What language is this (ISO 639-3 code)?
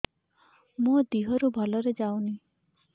ori